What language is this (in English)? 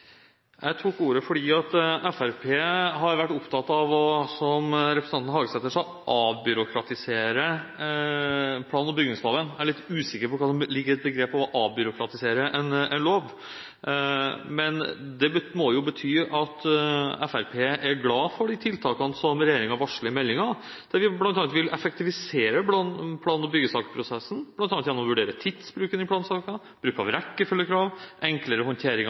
Norwegian Bokmål